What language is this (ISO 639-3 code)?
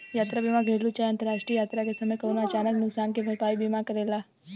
bho